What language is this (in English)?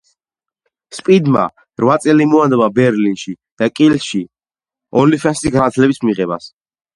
Georgian